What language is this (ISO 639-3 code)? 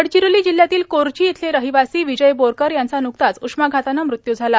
mar